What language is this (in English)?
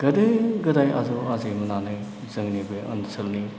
Bodo